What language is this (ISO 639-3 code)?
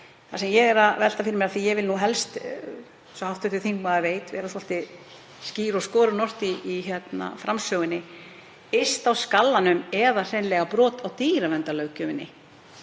isl